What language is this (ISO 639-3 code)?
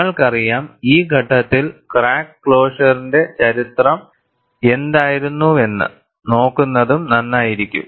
mal